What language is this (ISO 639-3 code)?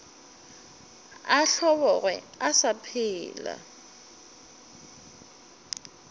nso